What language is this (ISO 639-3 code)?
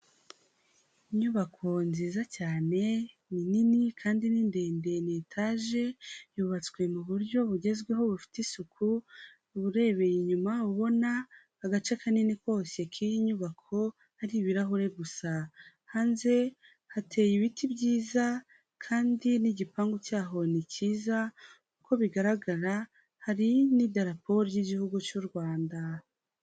kin